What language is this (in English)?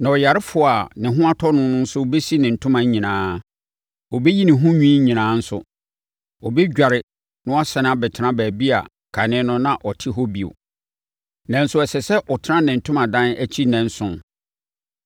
Akan